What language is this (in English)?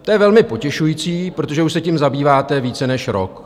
Czech